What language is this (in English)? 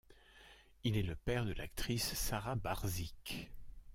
French